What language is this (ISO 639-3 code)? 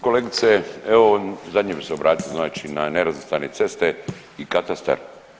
hrv